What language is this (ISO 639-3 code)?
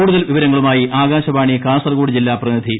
mal